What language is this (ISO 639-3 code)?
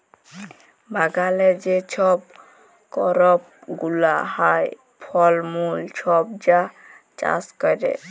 ben